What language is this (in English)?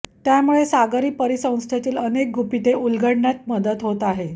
Marathi